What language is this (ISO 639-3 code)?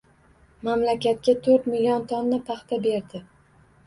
uzb